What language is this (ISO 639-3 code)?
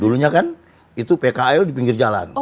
ind